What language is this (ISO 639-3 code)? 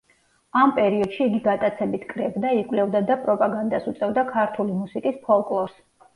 kat